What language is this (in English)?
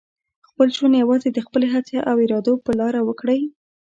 Pashto